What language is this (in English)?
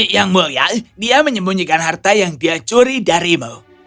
Indonesian